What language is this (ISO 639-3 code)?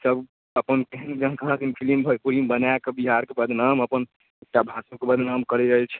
mai